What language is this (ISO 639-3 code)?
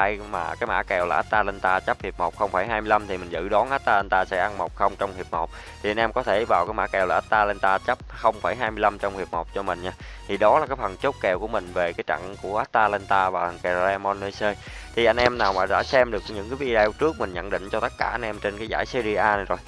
vie